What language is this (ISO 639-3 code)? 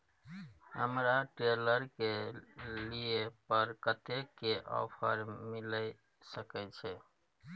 mai